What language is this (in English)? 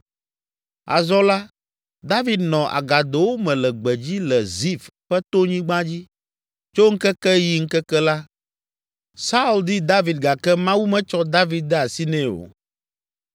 Ewe